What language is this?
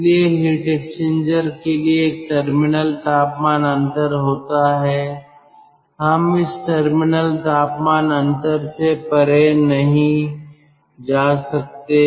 Hindi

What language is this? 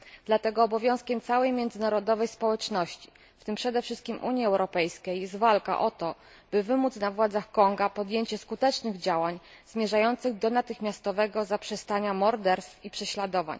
Polish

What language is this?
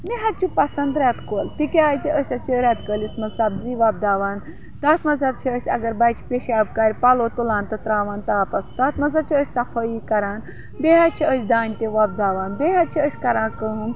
Kashmiri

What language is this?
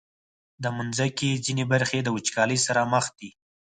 Pashto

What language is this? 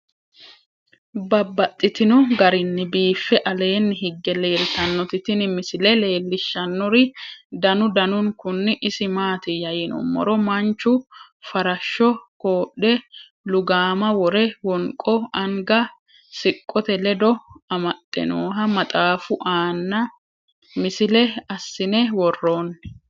Sidamo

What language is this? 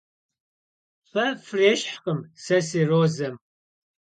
Kabardian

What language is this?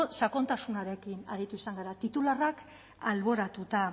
Basque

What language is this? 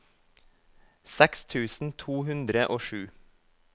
Norwegian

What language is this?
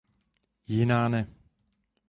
Czech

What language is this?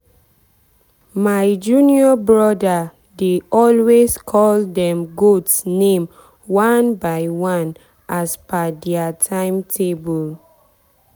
Nigerian Pidgin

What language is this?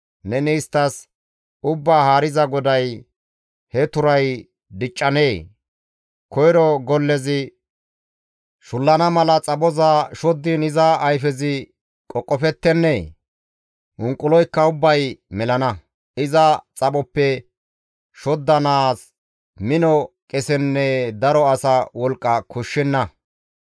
Gamo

